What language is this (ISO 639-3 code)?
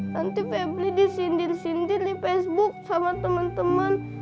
ind